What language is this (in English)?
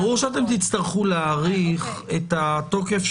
Hebrew